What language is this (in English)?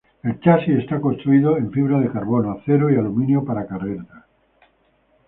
Spanish